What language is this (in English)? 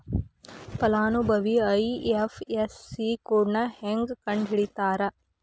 Kannada